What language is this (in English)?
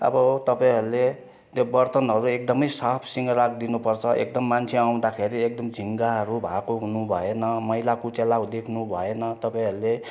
Nepali